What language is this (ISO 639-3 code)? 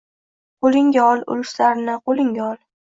uzb